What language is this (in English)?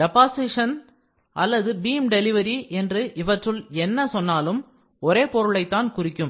Tamil